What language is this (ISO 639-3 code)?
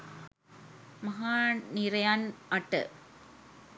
sin